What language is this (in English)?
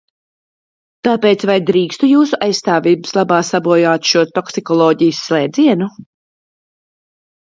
Latvian